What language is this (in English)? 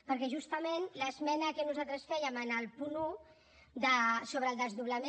Catalan